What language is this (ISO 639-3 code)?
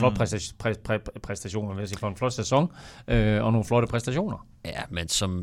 dan